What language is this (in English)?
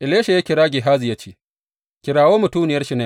Hausa